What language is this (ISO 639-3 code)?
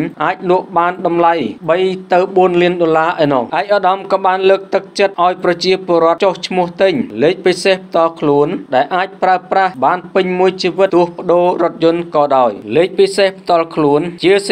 tha